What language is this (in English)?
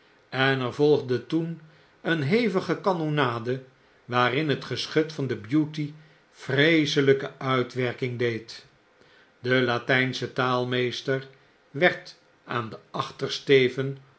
Dutch